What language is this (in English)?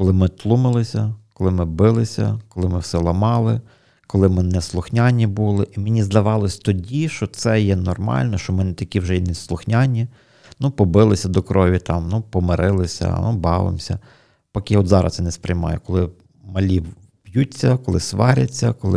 Ukrainian